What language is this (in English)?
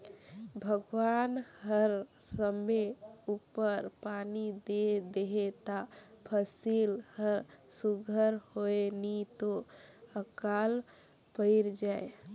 Chhattisgarhi